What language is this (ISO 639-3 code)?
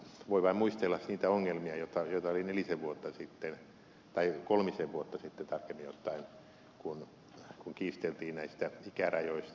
fin